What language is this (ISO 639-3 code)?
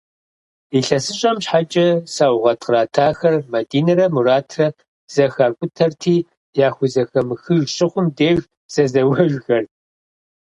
kbd